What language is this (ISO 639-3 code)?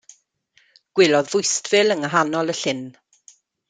cym